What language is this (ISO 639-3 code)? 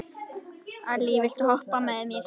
isl